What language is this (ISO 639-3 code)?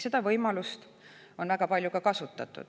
est